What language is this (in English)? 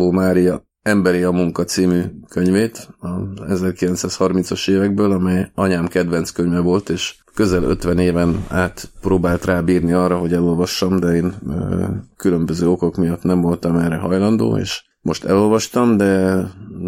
Hungarian